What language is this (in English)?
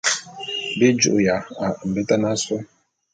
Bulu